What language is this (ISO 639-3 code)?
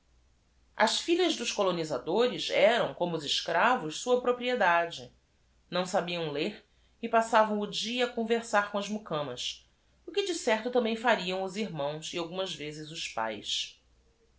por